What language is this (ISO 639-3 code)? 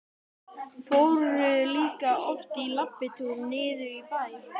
isl